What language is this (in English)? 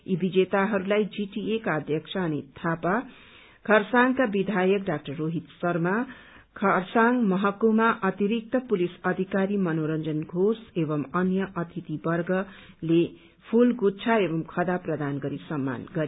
Nepali